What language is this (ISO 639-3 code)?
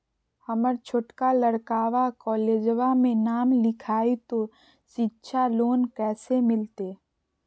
mag